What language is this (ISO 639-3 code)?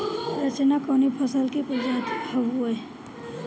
bho